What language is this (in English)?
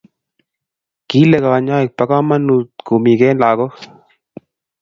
Kalenjin